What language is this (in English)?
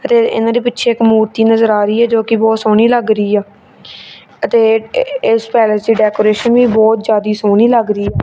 Punjabi